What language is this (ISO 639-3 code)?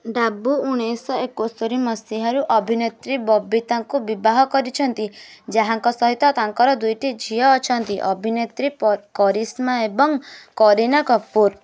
ori